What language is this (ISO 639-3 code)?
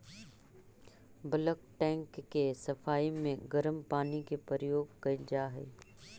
mag